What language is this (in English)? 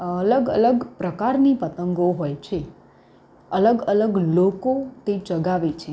Gujarati